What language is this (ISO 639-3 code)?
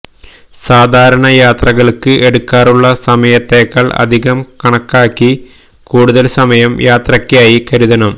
mal